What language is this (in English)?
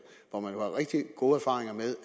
Danish